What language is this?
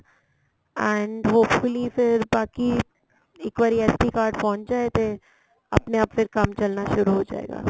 Punjabi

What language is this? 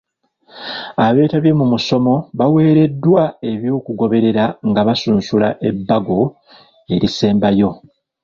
Ganda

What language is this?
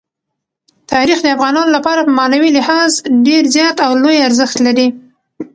Pashto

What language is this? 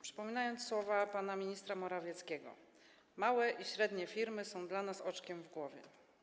Polish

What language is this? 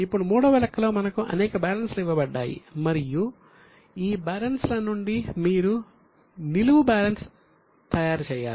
Telugu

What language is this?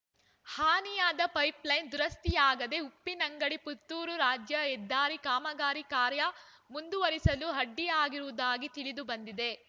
Kannada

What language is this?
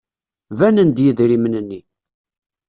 Kabyle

